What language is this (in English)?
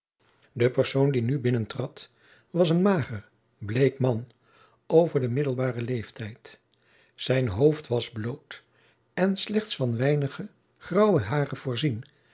Dutch